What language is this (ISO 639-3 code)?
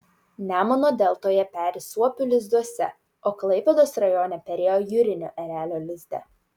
lit